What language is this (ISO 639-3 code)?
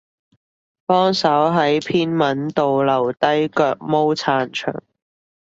yue